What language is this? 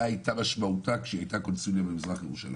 Hebrew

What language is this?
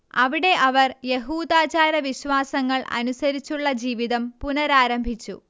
Malayalam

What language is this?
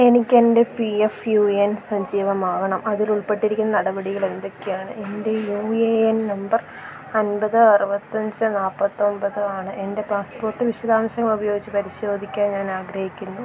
Malayalam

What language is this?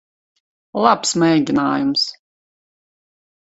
Latvian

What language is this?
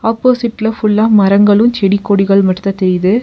Tamil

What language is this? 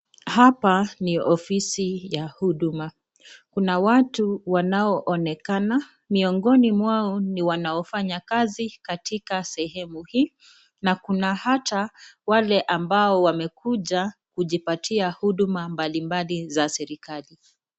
Swahili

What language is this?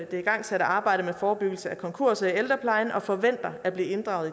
Danish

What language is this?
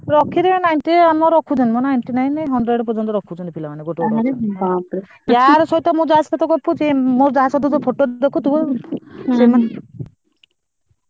Odia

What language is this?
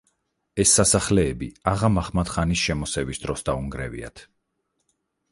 Georgian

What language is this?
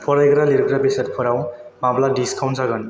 Bodo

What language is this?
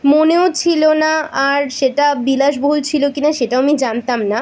Bangla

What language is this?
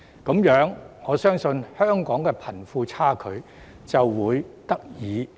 Cantonese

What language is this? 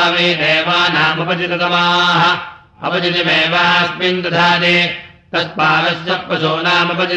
Russian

